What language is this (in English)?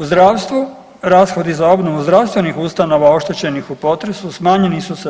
Croatian